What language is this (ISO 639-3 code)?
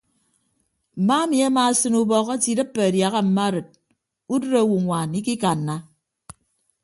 ibb